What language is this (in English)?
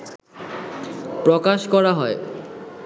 Bangla